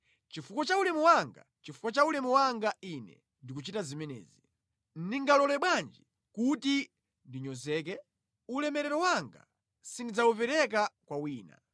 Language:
Nyanja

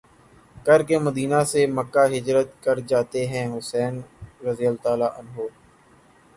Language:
Urdu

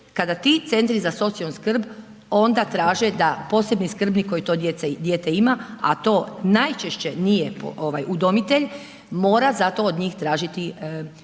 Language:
Croatian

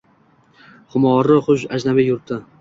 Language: Uzbek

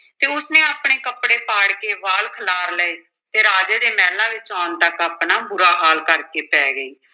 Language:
Punjabi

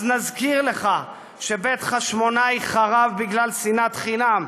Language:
Hebrew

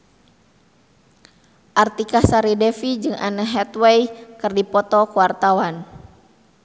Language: Sundanese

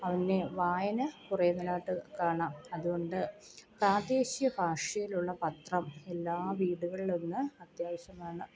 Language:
Malayalam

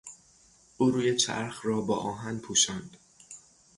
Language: Persian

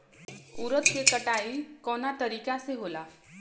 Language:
Bhojpuri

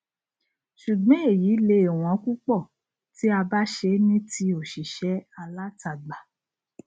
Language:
Yoruba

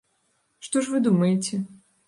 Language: Belarusian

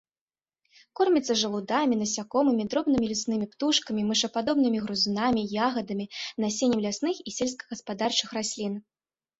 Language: Belarusian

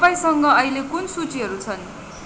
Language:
Nepali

